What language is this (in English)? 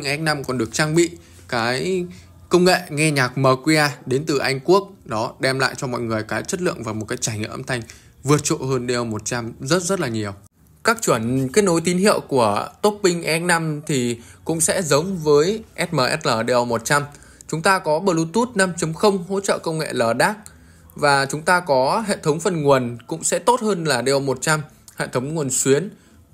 Vietnamese